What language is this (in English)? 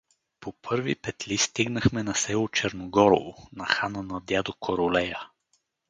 Bulgarian